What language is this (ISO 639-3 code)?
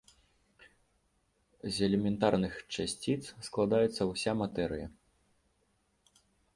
bel